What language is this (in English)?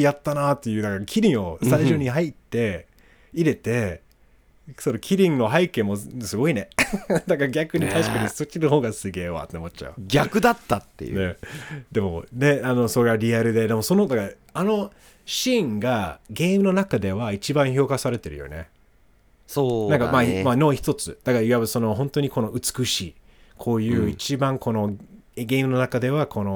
Japanese